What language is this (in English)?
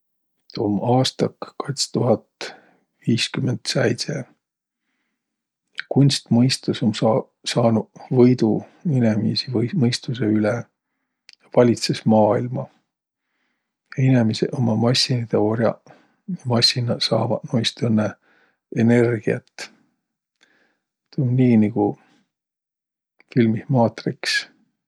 Võro